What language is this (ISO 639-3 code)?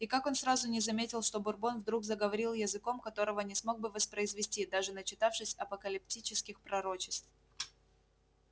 rus